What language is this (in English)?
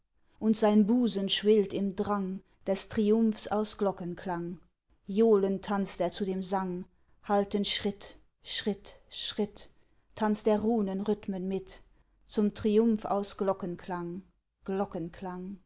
German